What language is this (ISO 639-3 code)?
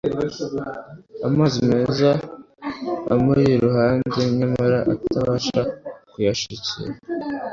kin